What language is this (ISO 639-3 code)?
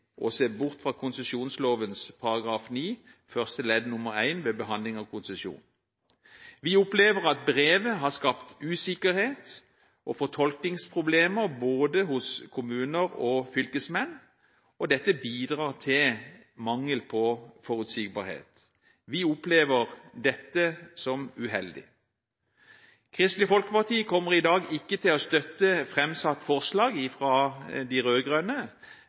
nob